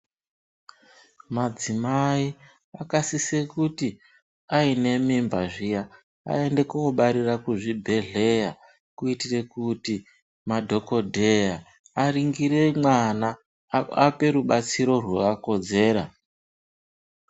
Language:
Ndau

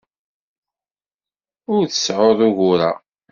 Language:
Kabyle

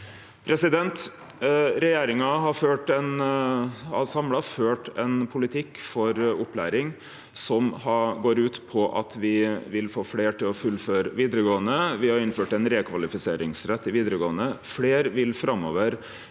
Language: Norwegian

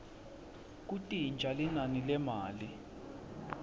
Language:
Swati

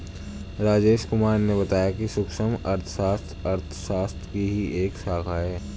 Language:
Hindi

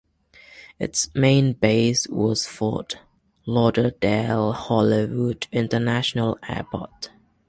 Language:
English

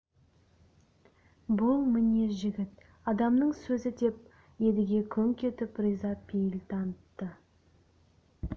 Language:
Kazakh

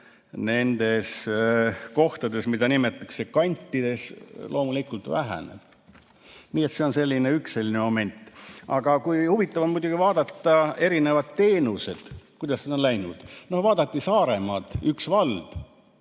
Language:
Estonian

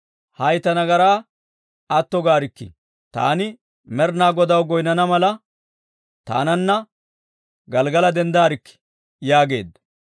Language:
Dawro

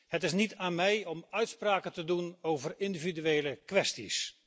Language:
Dutch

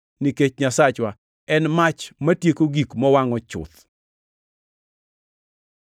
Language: Luo (Kenya and Tanzania)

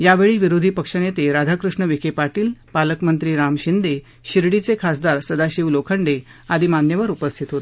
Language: Marathi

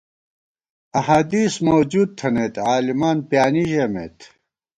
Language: Gawar-Bati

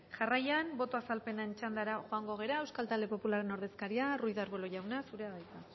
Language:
Basque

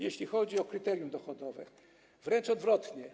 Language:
Polish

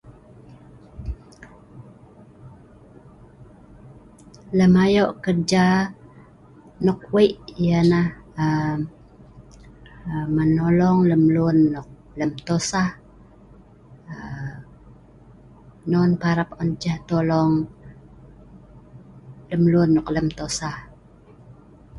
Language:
Sa'ban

